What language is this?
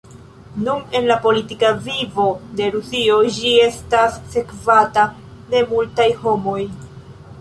Esperanto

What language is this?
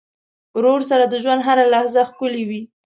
Pashto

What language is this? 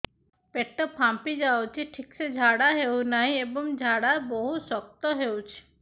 Odia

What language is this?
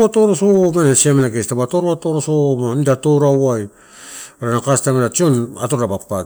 Torau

